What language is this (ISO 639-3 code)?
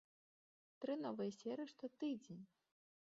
bel